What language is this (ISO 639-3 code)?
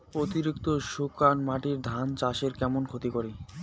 ben